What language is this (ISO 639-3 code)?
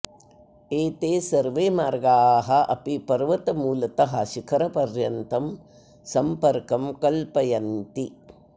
san